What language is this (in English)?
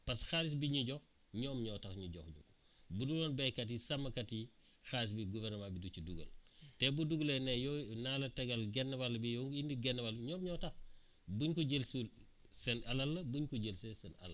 Wolof